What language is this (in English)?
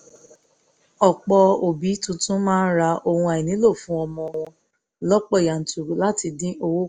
Yoruba